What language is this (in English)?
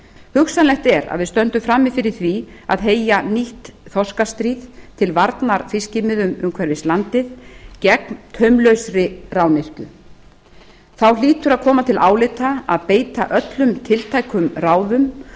Icelandic